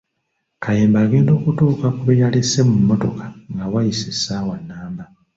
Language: Ganda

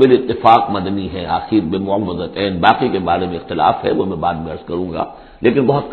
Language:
Urdu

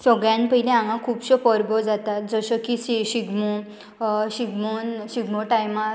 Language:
Konkani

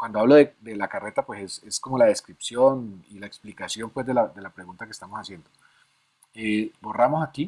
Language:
Spanish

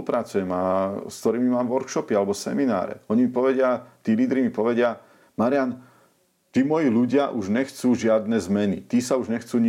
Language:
Slovak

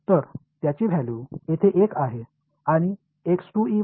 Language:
Marathi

